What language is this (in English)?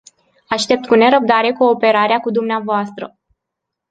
Romanian